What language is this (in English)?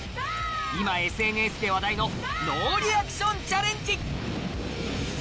Japanese